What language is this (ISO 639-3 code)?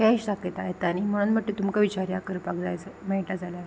kok